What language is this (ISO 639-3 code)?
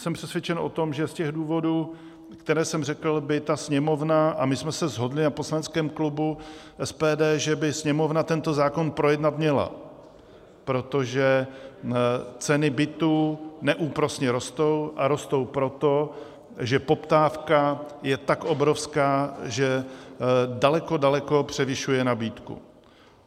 ces